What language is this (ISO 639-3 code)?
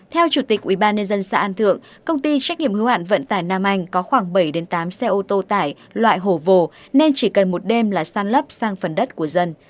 vie